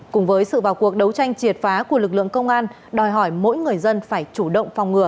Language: Vietnamese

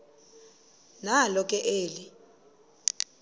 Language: Xhosa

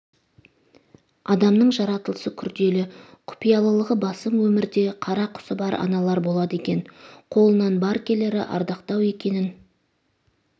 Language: Kazakh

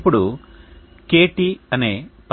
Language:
Telugu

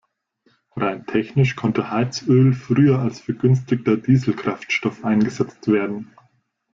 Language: German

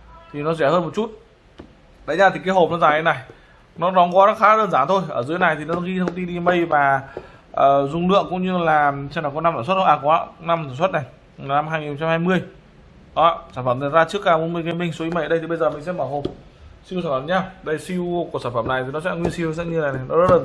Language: Vietnamese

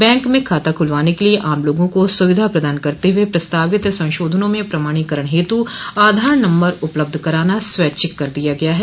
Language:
Hindi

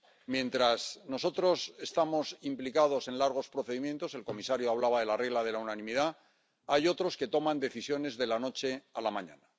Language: Spanish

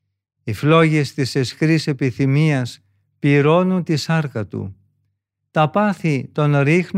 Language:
Greek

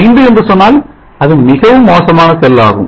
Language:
Tamil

